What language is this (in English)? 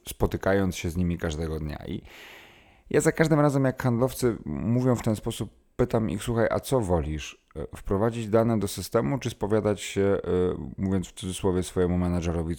Polish